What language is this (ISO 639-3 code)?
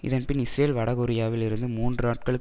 tam